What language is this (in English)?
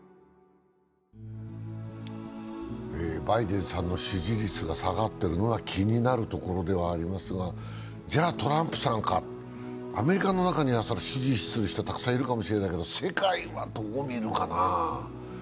Japanese